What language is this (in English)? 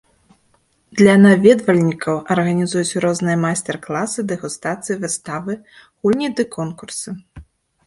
Belarusian